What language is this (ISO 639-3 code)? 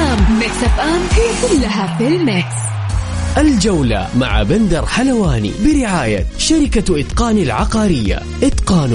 ara